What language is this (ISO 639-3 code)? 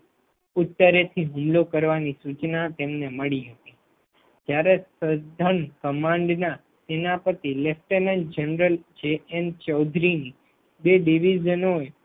guj